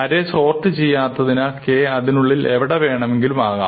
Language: Malayalam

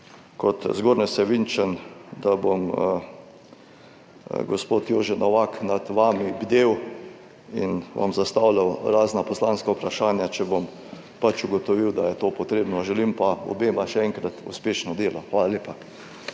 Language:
Slovenian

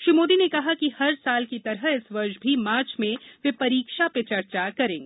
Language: Hindi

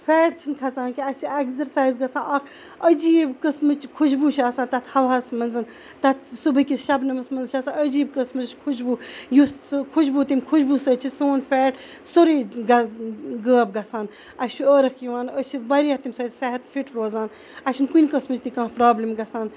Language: Kashmiri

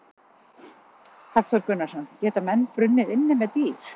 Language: Icelandic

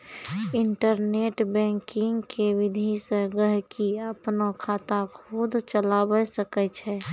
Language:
Maithili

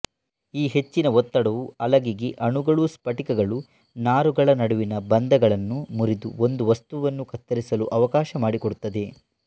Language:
Kannada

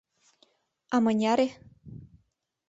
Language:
Mari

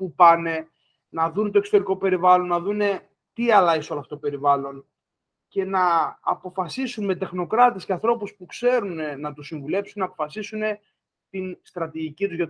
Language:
Greek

